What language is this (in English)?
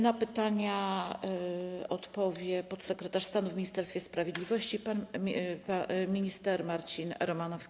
Polish